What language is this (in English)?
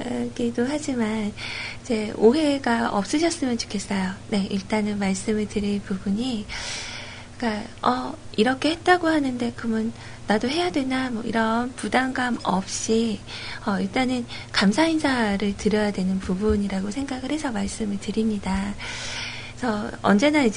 Korean